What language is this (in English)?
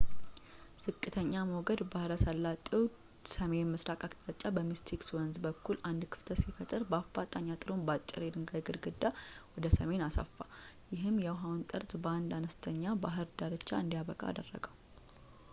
Amharic